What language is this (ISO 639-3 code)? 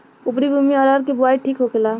bho